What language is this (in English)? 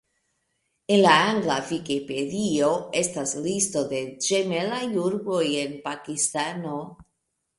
Esperanto